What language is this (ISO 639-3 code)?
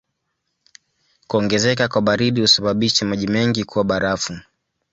swa